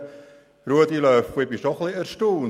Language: Swiss German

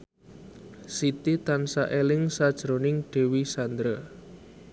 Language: Javanese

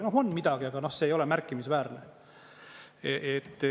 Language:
Estonian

